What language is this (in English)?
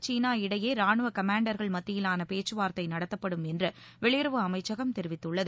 Tamil